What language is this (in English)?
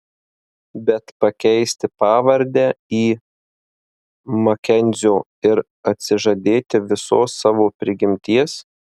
Lithuanian